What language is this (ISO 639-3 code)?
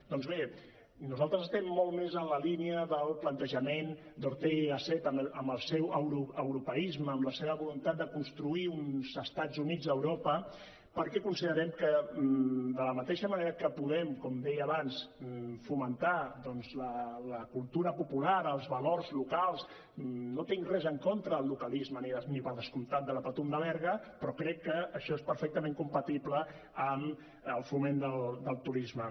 cat